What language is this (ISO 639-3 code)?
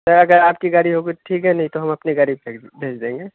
urd